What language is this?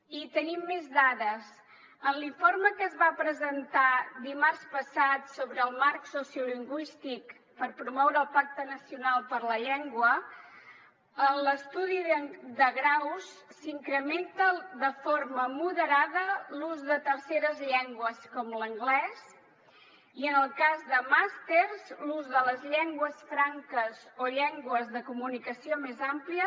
Catalan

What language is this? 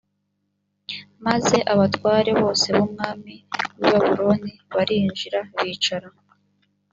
Kinyarwanda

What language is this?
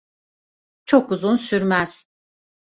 Turkish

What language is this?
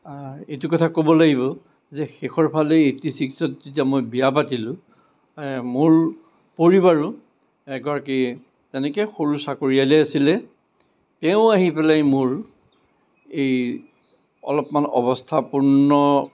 Assamese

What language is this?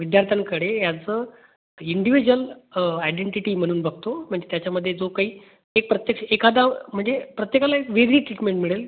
Marathi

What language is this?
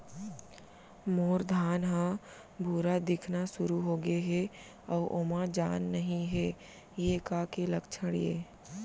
Chhattisgarhi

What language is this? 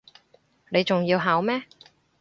Cantonese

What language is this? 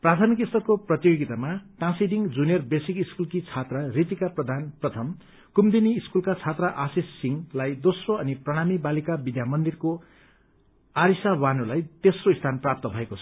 Nepali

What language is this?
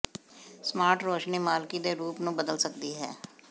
Punjabi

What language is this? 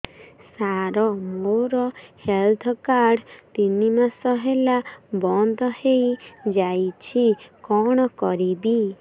Odia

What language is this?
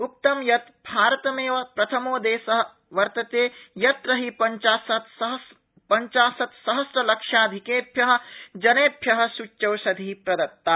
Sanskrit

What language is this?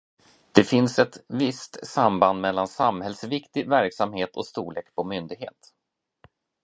Swedish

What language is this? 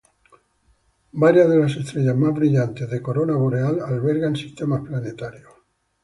Spanish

